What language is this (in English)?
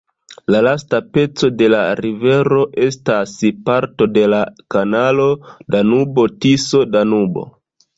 Esperanto